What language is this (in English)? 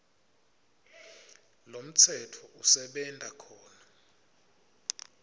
Swati